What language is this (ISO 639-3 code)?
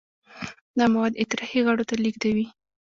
pus